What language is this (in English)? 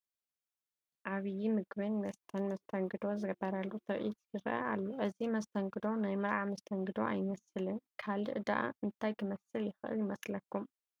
Tigrinya